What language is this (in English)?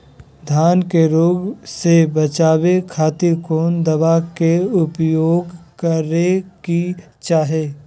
Magahi